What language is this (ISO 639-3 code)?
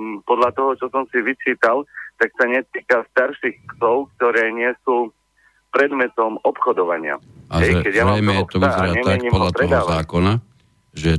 slk